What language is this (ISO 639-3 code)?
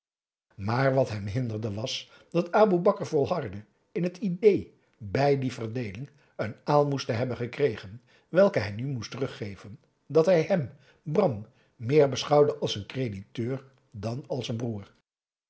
nld